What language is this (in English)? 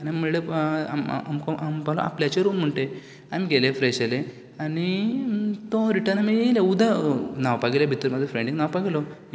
Konkani